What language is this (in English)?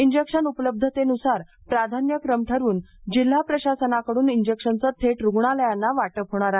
Marathi